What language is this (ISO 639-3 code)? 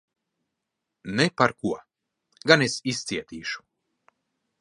lav